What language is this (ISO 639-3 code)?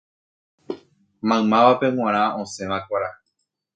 grn